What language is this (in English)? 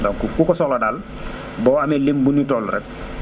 Wolof